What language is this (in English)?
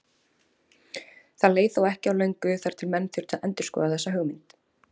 Icelandic